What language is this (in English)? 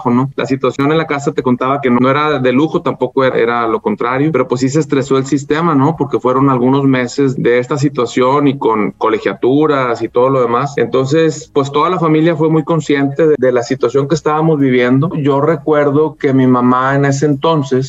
Spanish